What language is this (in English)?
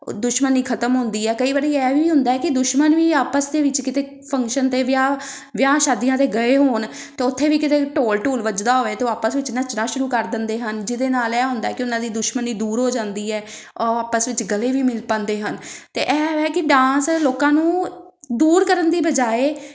Punjabi